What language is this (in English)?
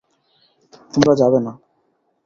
Bangla